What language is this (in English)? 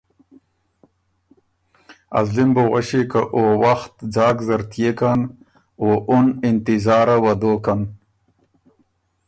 Ormuri